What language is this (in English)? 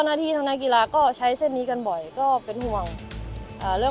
Thai